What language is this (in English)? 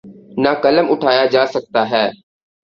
Urdu